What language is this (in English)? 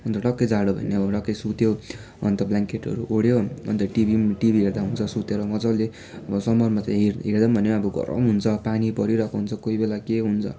Nepali